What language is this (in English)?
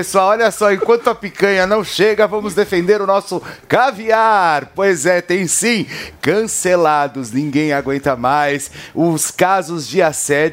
Portuguese